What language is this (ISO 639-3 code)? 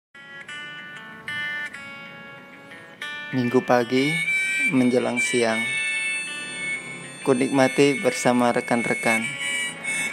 ind